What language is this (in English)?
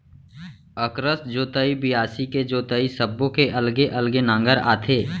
Chhattisgarhi